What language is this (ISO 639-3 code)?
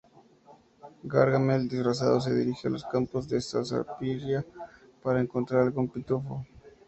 spa